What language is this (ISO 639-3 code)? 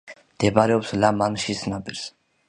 kat